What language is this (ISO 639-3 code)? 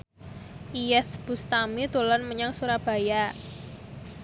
jav